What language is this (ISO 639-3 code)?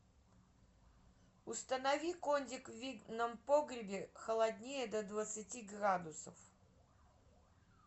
rus